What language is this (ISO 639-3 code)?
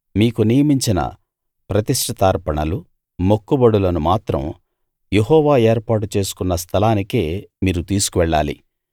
tel